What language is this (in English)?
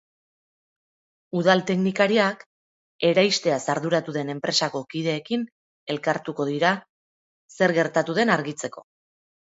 Basque